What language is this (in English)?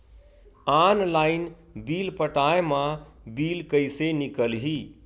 Chhattisgarhi